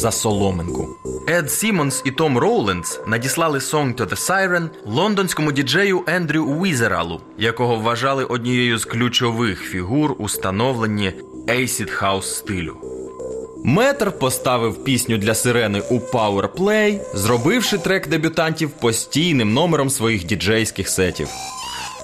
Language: Ukrainian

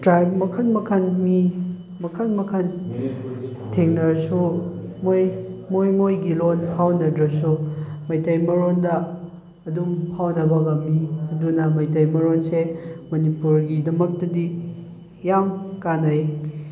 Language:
Manipuri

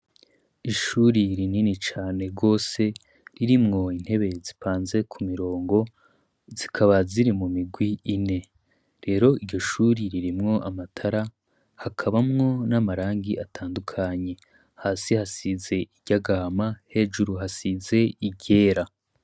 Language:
Rundi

